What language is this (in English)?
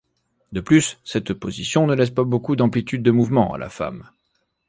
French